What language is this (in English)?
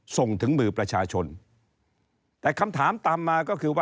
Thai